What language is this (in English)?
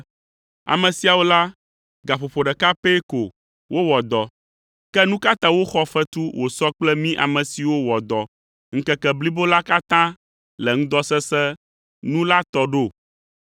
Ewe